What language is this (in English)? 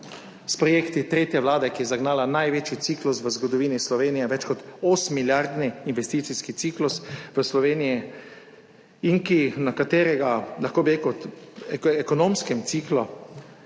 Slovenian